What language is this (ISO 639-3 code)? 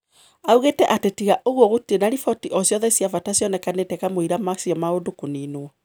kik